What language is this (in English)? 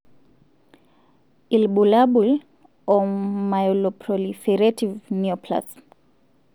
Masai